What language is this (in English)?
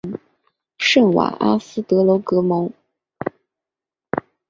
Chinese